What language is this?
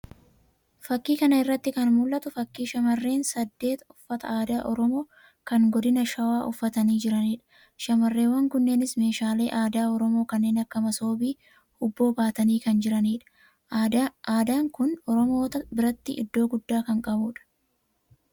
Oromo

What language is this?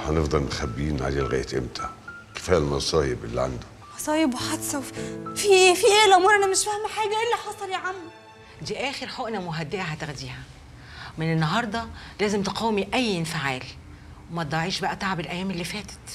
Arabic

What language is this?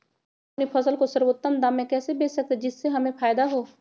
Magahi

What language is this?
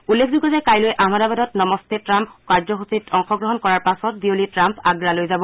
Assamese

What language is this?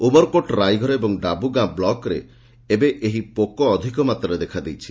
Odia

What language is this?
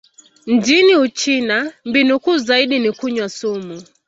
Swahili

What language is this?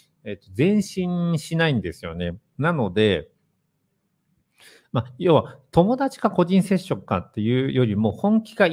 Japanese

